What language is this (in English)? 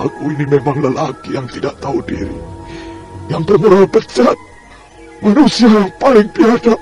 Indonesian